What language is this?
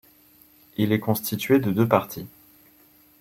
French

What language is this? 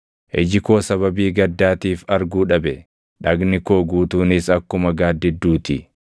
Oromo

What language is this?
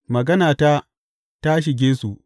Hausa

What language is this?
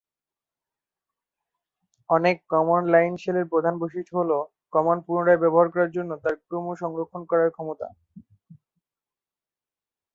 Bangla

